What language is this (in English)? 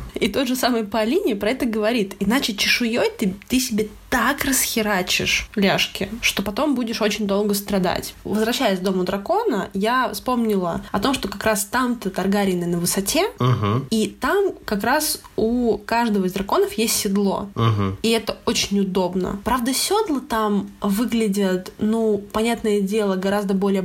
Russian